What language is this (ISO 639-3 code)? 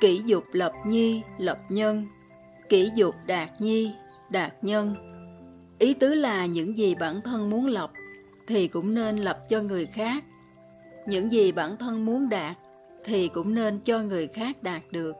vie